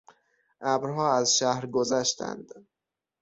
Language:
Persian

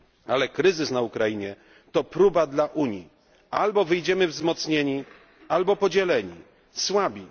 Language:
Polish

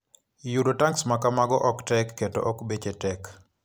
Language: Luo (Kenya and Tanzania)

